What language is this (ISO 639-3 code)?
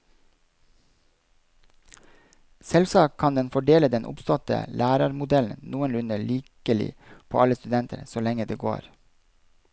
nor